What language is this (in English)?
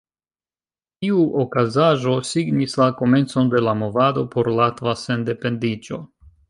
Esperanto